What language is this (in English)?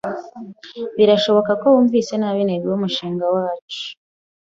Kinyarwanda